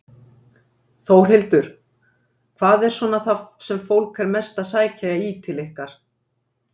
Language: Icelandic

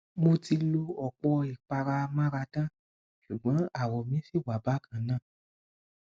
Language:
Yoruba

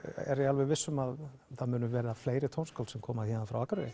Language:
Icelandic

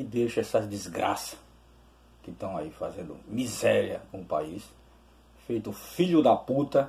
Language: Portuguese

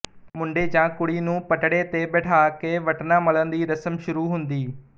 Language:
Punjabi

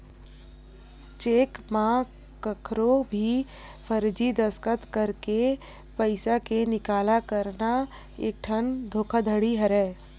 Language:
Chhattisgarhi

